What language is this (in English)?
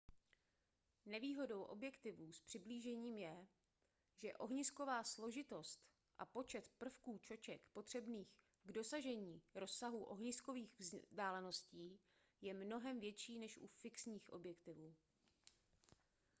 Czech